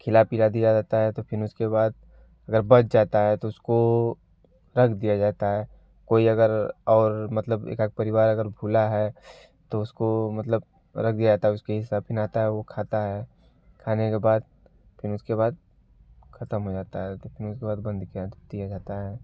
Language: Hindi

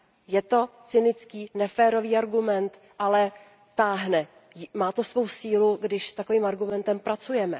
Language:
Czech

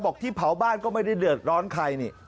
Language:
Thai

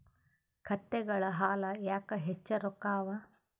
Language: Kannada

